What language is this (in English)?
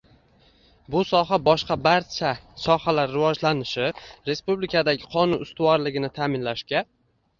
Uzbek